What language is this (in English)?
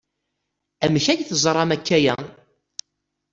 Kabyle